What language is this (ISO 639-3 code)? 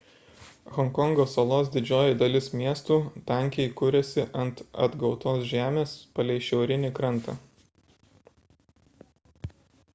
lit